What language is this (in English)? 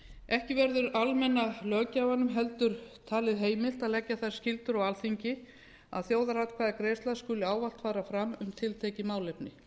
Icelandic